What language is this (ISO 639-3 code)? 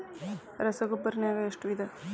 kan